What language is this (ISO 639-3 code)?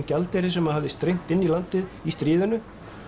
isl